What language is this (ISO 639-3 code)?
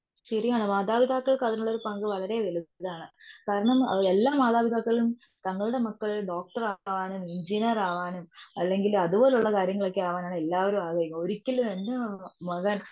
mal